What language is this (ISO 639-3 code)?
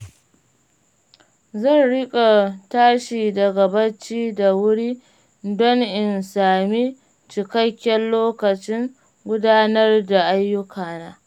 hau